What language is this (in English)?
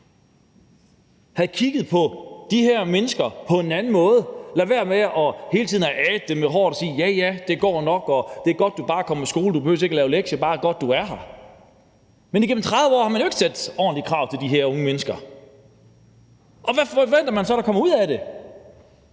Danish